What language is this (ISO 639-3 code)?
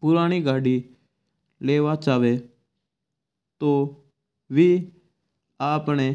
mtr